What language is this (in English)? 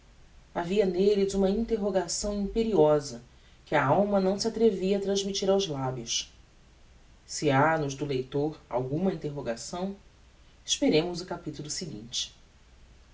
Portuguese